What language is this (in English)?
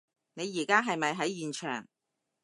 Cantonese